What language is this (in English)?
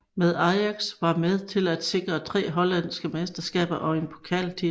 Danish